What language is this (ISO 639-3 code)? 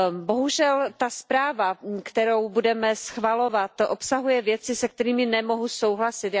ces